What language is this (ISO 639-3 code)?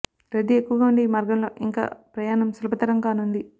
tel